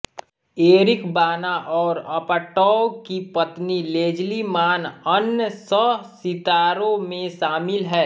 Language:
Hindi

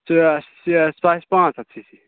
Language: Kashmiri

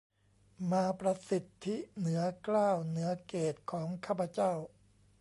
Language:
Thai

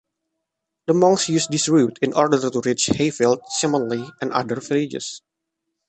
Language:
English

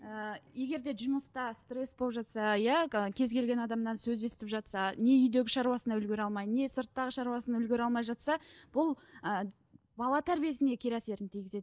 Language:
Kazakh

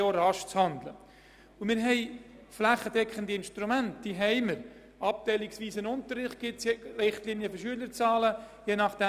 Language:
Swiss German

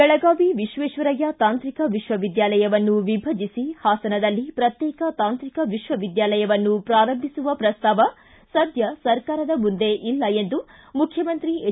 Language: Kannada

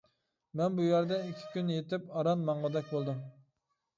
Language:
Uyghur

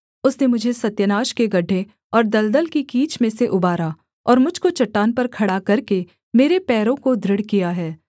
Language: Hindi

